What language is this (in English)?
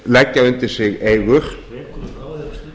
Icelandic